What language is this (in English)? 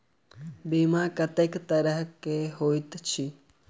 Maithili